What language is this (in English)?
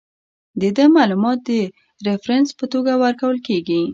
Pashto